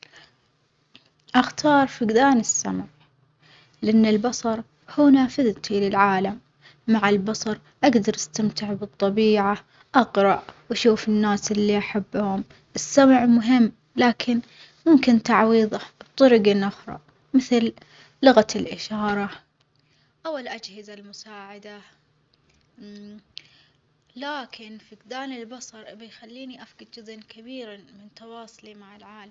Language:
Omani Arabic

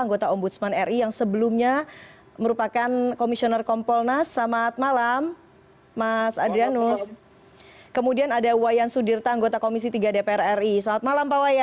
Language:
Indonesian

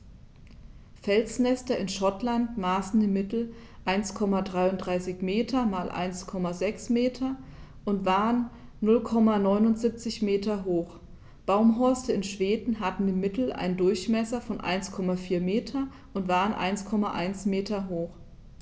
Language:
German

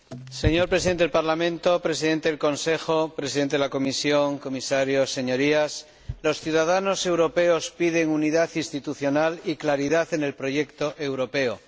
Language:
Spanish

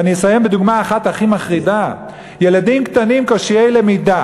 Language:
Hebrew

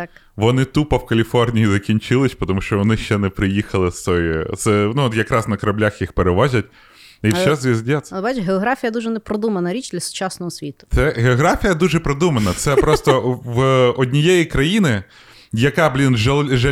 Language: Ukrainian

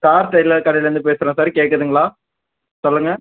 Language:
Tamil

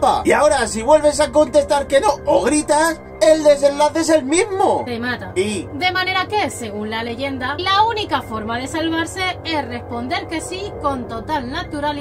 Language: Spanish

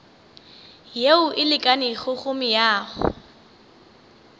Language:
Northern Sotho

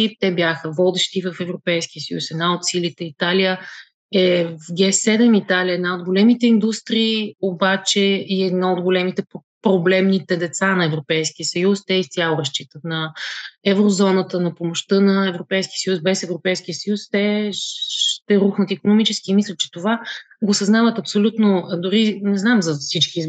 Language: Bulgarian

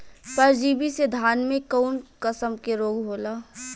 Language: Bhojpuri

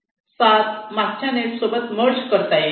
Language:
Marathi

